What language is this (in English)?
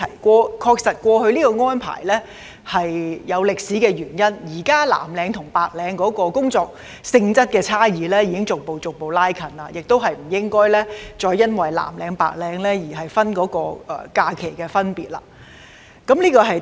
Cantonese